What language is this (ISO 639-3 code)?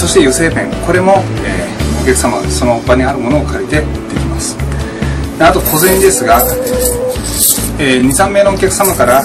jpn